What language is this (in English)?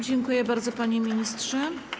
Polish